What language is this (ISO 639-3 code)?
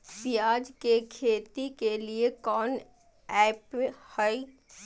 mag